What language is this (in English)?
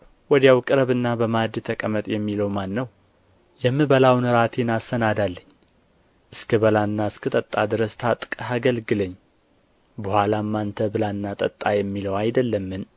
Amharic